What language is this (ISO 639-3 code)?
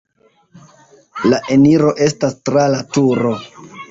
epo